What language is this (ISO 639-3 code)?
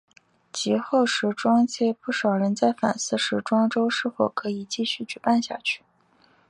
zho